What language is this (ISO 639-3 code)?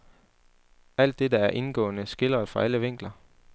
dan